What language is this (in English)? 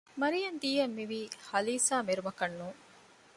Divehi